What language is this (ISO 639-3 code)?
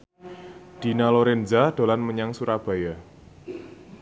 jav